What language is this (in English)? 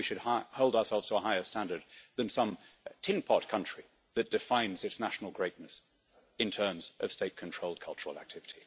English